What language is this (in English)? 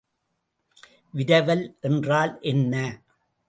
Tamil